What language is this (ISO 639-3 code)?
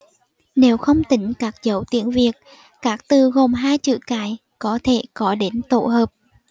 vie